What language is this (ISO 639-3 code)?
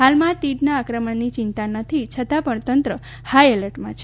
guj